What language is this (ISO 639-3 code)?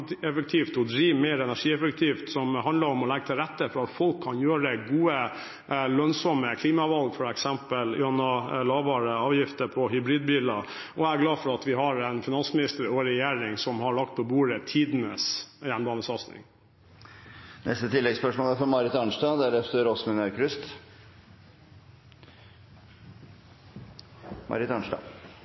nor